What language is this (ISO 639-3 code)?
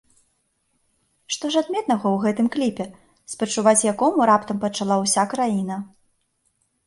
bel